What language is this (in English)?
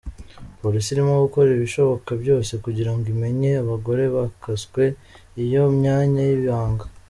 Kinyarwanda